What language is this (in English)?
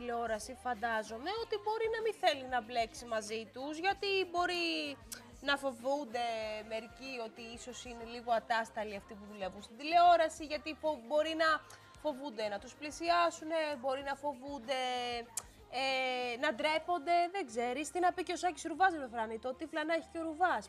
Greek